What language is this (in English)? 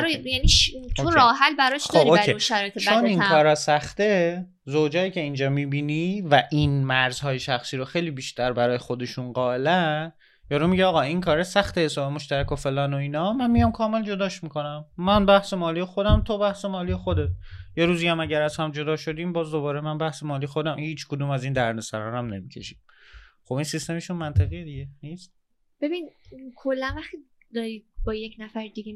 Persian